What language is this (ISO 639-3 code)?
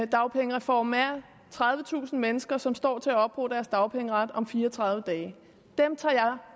dan